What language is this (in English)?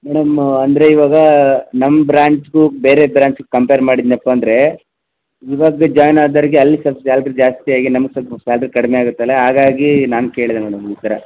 Kannada